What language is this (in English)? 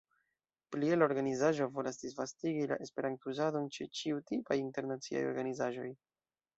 Esperanto